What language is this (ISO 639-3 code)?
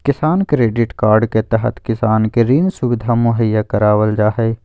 mag